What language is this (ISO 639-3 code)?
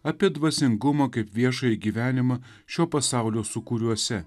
lit